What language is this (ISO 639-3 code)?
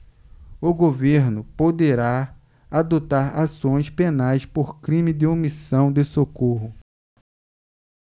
por